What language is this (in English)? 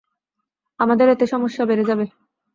Bangla